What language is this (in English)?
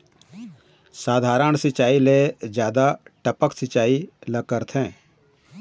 Chhattisgarhi